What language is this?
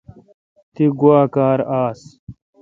Kalkoti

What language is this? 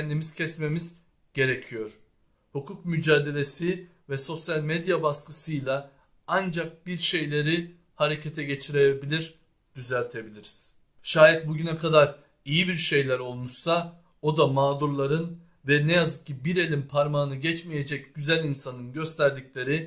Turkish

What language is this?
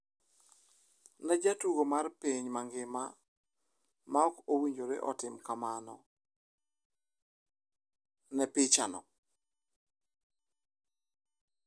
Luo (Kenya and Tanzania)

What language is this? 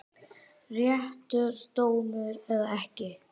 Icelandic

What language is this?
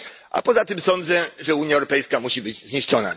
Polish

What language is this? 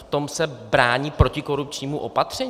Czech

